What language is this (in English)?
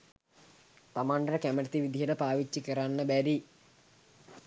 Sinhala